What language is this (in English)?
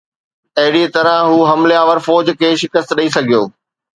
Sindhi